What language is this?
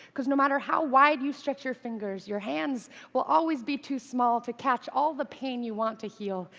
English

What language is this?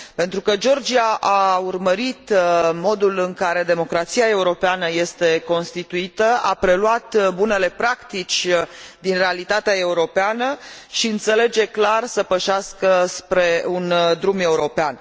Romanian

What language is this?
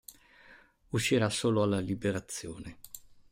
Italian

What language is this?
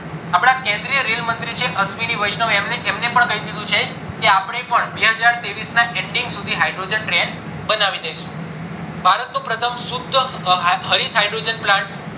Gujarati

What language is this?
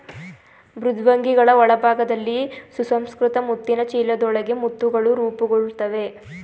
Kannada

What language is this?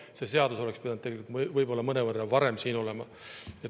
Estonian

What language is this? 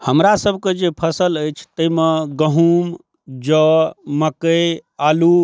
Maithili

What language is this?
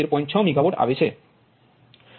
Gujarati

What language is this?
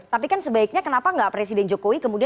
Indonesian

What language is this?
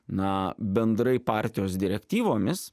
Lithuanian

